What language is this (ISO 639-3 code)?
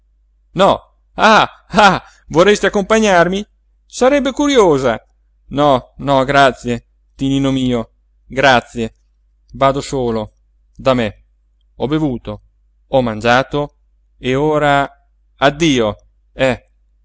ita